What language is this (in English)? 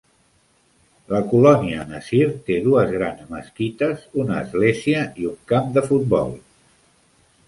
Catalan